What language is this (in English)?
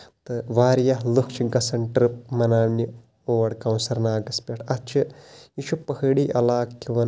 Kashmiri